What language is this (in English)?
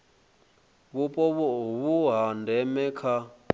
Venda